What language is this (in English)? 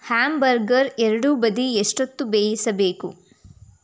Kannada